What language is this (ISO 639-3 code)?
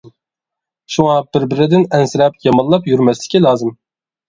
uig